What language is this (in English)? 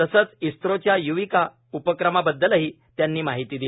Marathi